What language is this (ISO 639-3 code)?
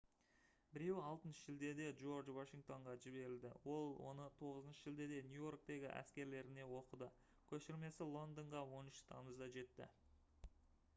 kaz